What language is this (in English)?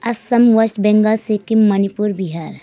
Nepali